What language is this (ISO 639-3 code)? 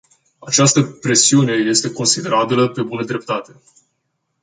ron